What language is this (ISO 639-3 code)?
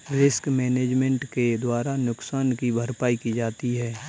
hin